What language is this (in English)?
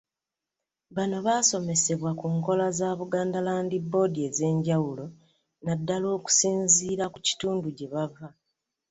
Ganda